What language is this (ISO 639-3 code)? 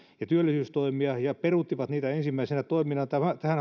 fin